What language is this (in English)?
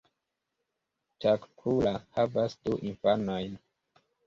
Esperanto